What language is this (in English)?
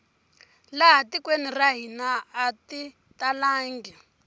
Tsonga